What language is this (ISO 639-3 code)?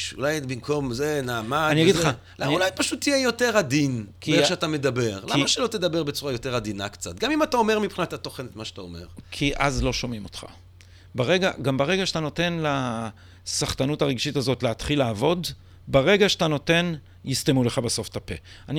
heb